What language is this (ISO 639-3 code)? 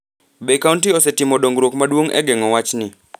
luo